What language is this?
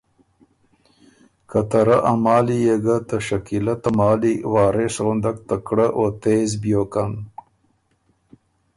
Ormuri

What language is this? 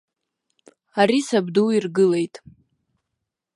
Abkhazian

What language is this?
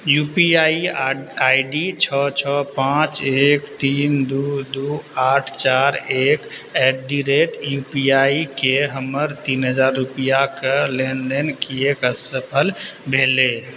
Maithili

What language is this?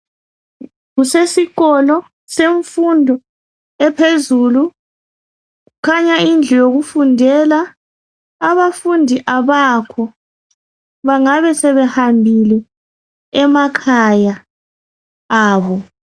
North Ndebele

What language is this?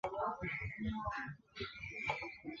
Chinese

